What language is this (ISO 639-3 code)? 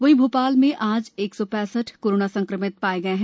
hin